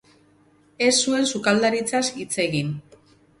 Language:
Basque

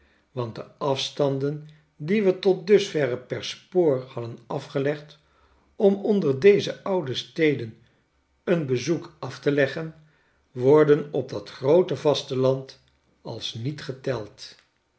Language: Dutch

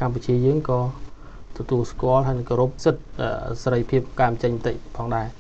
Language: Thai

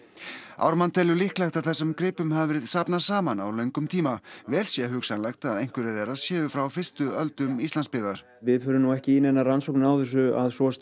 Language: Icelandic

